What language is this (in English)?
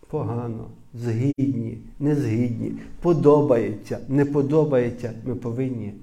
Ukrainian